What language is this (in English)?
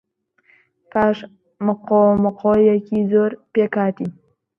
Central Kurdish